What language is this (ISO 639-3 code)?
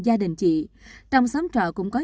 vie